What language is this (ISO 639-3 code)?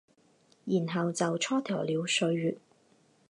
zho